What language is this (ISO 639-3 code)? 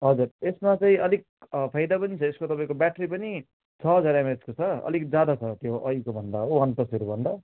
nep